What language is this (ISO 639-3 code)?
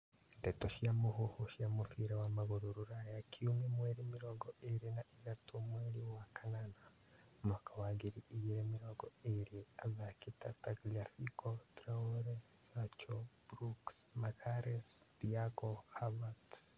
kik